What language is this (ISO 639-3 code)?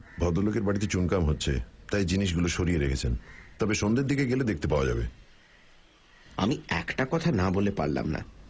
ben